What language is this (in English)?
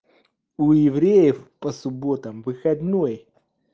Russian